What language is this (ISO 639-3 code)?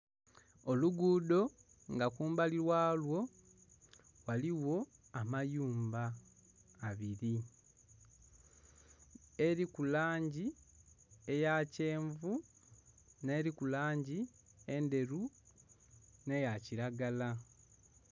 xog